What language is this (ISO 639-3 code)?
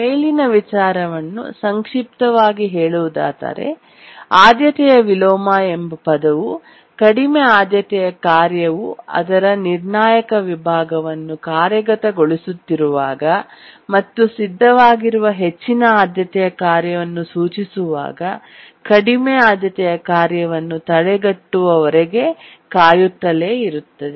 kan